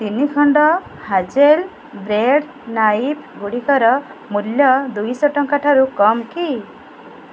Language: Odia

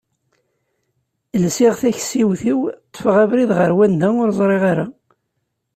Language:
Kabyle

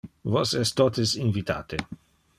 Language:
Interlingua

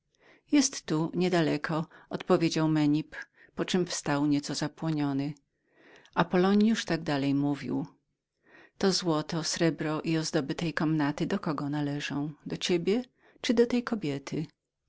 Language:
Polish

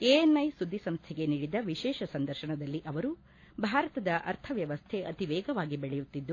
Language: Kannada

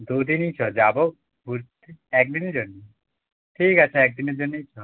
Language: Bangla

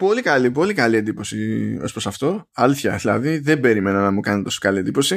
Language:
Greek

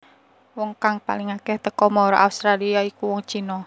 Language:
Javanese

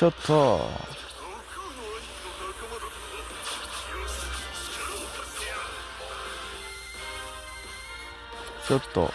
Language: Japanese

